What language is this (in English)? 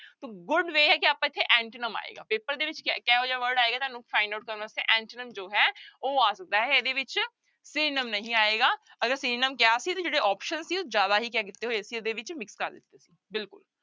Punjabi